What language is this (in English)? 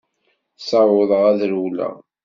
Kabyle